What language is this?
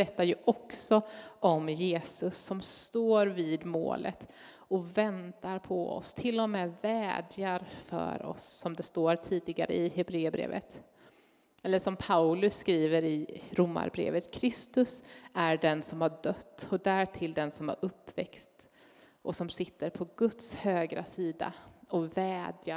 Swedish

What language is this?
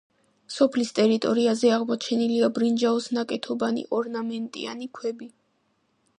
Georgian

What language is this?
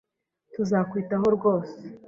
Kinyarwanda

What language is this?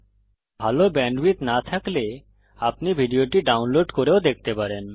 Bangla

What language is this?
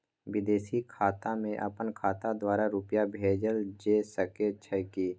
Maithili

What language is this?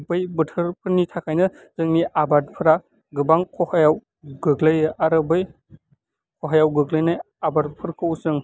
Bodo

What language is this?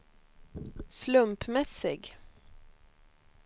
Swedish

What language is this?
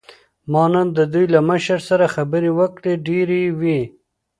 Pashto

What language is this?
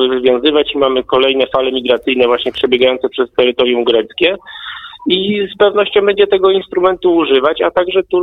Polish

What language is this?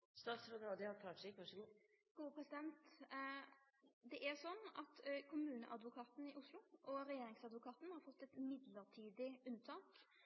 Norwegian Nynorsk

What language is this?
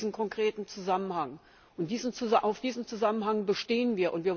German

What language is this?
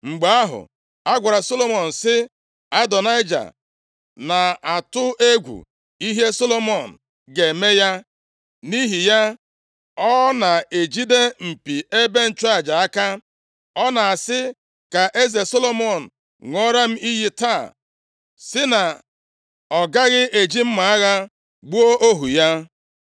Igbo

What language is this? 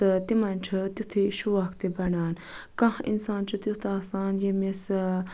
Kashmiri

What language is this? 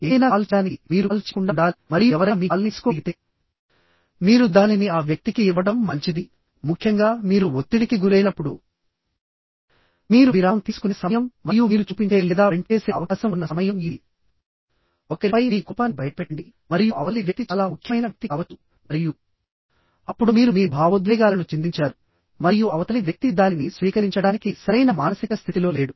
Telugu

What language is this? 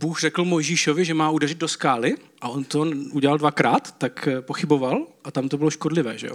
Czech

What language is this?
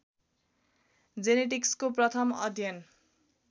Nepali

